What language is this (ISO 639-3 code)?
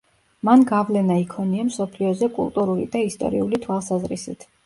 kat